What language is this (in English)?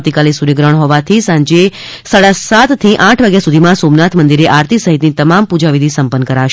Gujarati